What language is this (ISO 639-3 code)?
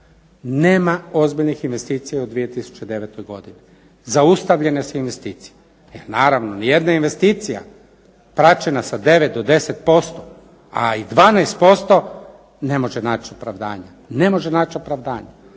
hrv